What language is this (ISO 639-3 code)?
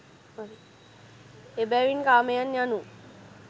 sin